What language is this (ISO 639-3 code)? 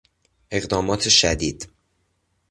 fas